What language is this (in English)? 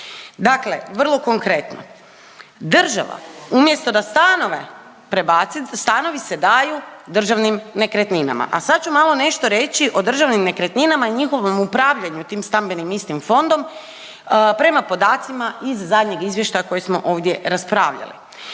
Croatian